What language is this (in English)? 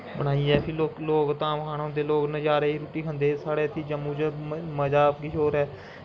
Dogri